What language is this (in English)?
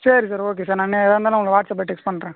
Tamil